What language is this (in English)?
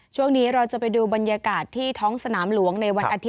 Thai